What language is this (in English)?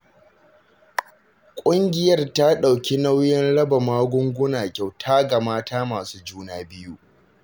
Hausa